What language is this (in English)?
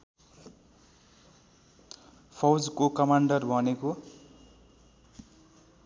Nepali